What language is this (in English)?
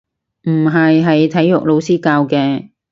Cantonese